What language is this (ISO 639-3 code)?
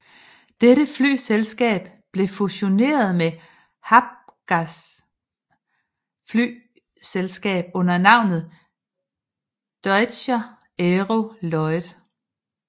dan